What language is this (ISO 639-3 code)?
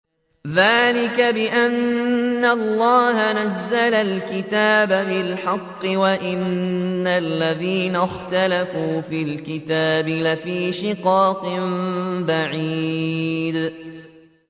ara